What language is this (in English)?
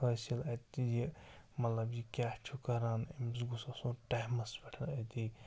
Kashmiri